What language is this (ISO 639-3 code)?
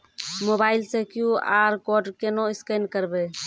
mai